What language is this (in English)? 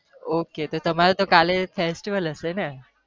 Gujarati